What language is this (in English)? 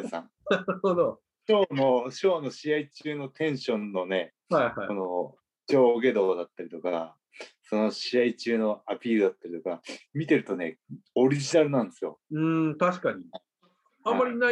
Japanese